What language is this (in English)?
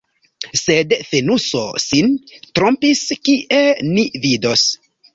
Esperanto